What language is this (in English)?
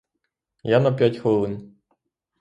Ukrainian